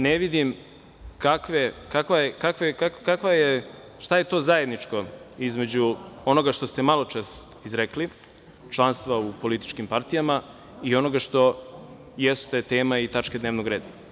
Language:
Serbian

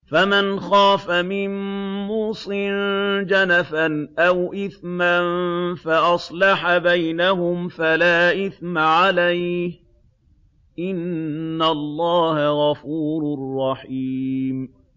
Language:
Arabic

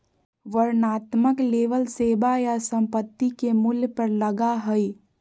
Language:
Magahi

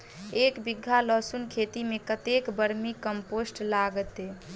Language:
Maithili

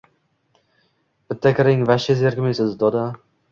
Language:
Uzbek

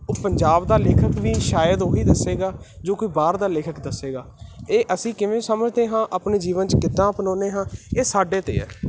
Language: Punjabi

